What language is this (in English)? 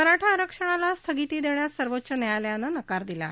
Marathi